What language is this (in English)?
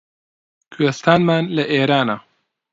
Central Kurdish